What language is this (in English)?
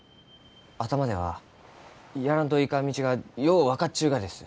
Japanese